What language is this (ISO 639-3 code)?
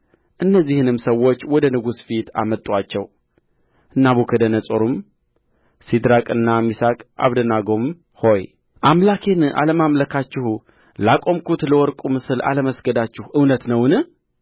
amh